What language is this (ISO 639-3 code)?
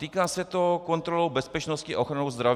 ces